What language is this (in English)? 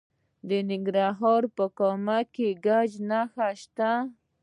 Pashto